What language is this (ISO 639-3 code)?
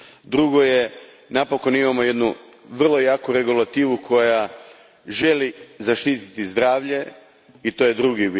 hrv